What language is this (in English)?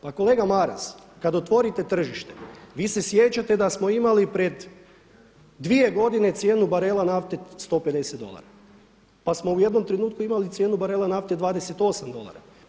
Croatian